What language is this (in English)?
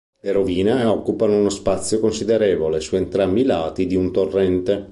Italian